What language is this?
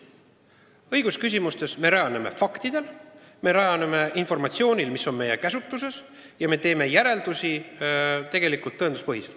Estonian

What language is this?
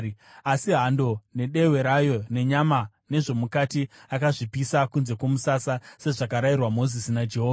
Shona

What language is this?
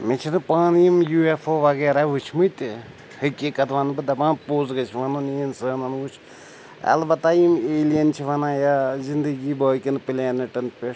Kashmiri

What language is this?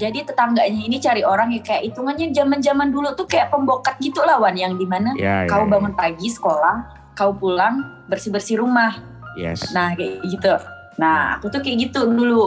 Indonesian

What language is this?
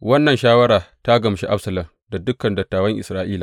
Hausa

